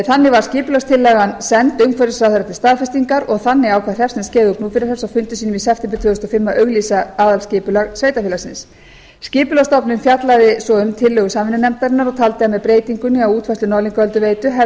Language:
Icelandic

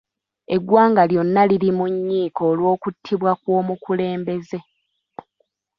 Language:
Ganda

